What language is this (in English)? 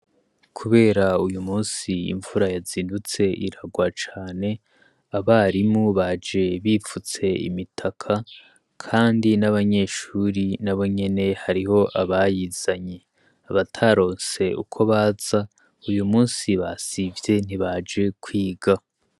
Rundi